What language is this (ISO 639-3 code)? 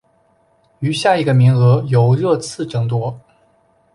zho